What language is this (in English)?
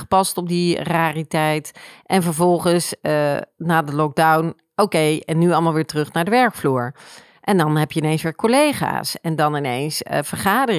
Dutch